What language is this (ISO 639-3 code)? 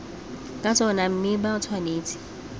tsn